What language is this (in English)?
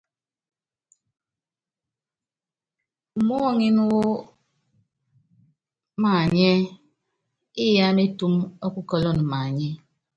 Yangben